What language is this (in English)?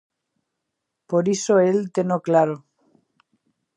Galician